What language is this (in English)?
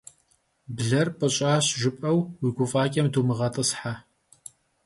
Kabardian